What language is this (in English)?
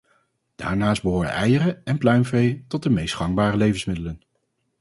Dutch